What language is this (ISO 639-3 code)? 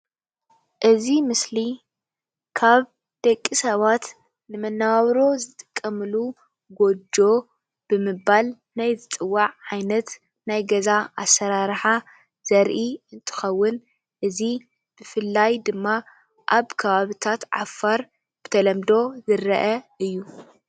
tir